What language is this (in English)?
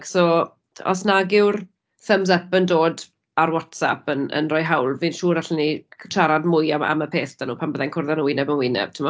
Welsh